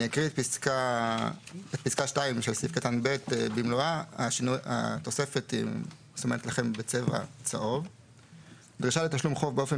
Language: Hebrew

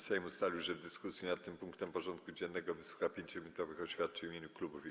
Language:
Polish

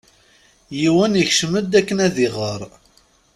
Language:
Kabyle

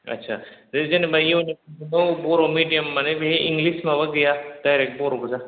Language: Bodo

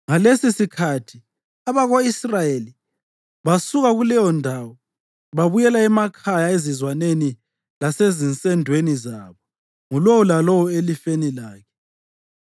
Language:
North Ndebele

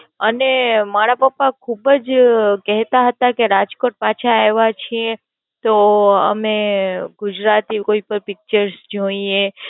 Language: Gujarati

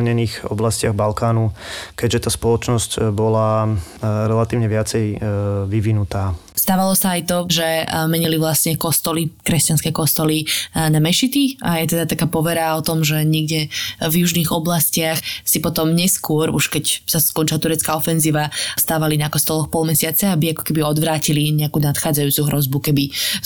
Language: Slovak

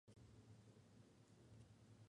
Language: Spanish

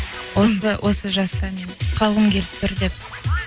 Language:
Kazakh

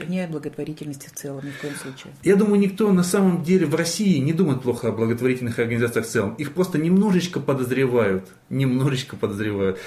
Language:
Russian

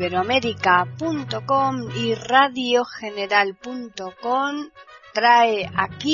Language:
Spanish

